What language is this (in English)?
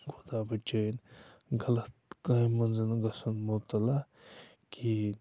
Kashmiri